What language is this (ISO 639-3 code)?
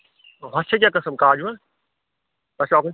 kas